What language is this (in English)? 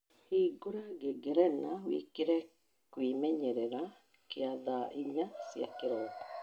Kikuyu